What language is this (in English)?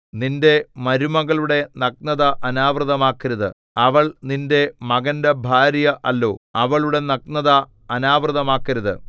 Malayalam